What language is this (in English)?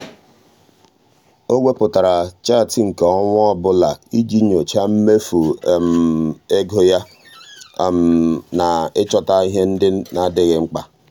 Igbo